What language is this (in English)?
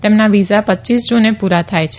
Gujarati